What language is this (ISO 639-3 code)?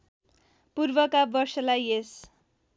nep